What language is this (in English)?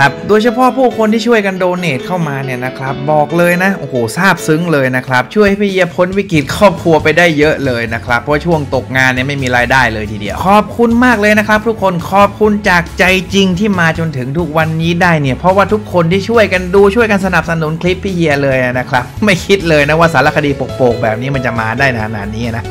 Thai